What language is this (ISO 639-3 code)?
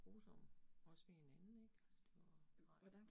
dan